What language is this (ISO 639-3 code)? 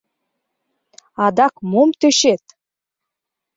chm